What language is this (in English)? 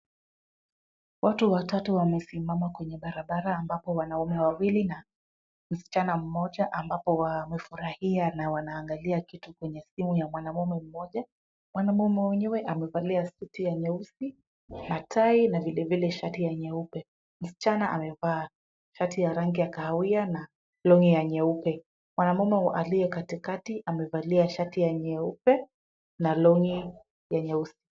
Swahili